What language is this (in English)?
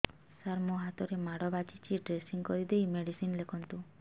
Odia